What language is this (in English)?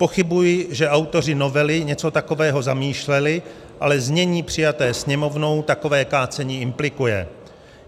Czech